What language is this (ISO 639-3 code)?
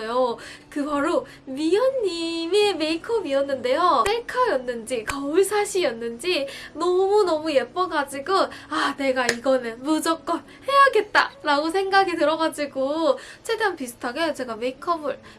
kor